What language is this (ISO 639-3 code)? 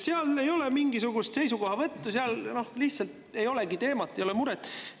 est